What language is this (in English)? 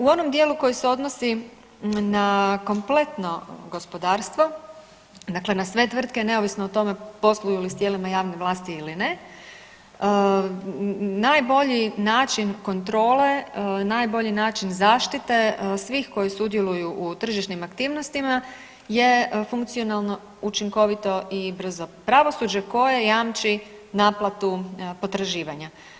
Croatian